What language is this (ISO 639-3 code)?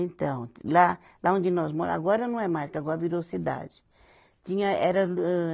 por